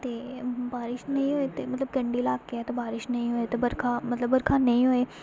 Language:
Dogri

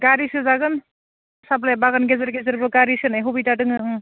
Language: Bodo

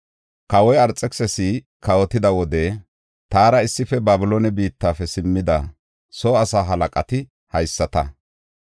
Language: Gofa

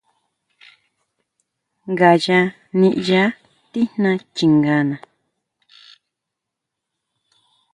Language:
Huautla Mazatec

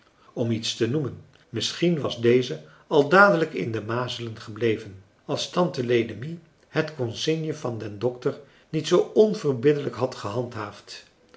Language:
Dutch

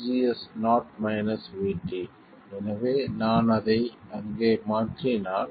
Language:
Tamil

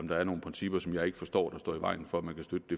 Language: Danish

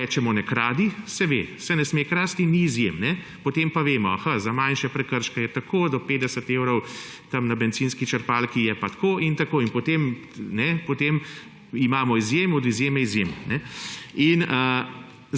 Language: Slovenian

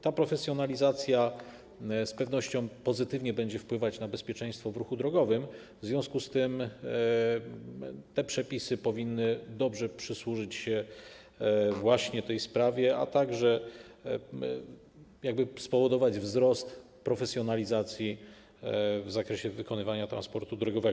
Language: Polish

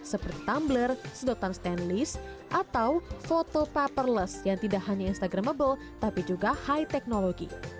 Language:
Indonesian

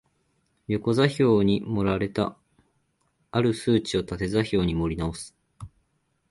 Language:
Japanese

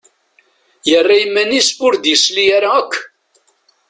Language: Kabyle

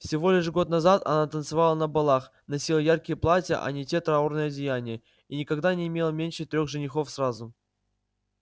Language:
Russian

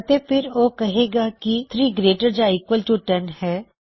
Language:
Punjabi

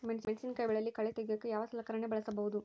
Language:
Kannada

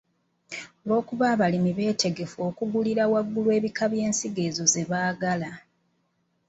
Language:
Ganda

